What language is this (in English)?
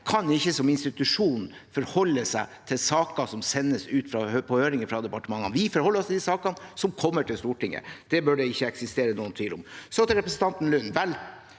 Norwegian